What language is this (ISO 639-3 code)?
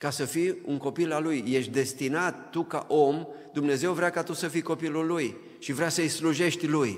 ron